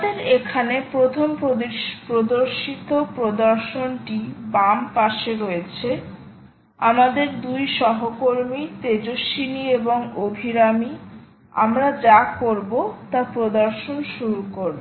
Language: Bangla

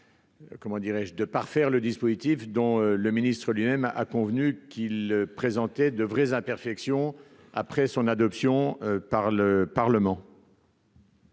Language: French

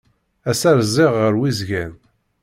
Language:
Kabyle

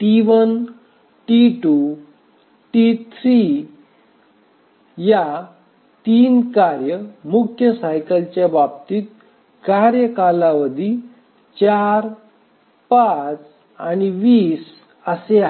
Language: Marathi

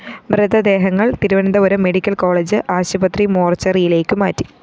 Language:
Malayalam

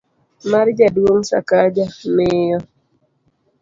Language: Luo (Kenya and Tanzania)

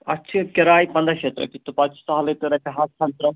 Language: Kashmiri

